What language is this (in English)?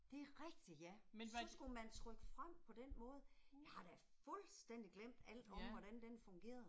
Danish